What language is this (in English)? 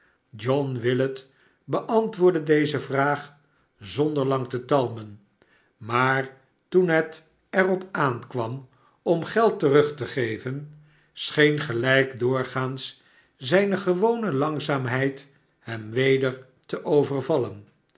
Dutch